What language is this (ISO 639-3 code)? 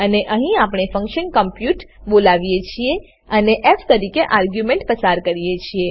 guj